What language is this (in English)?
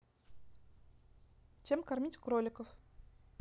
Russian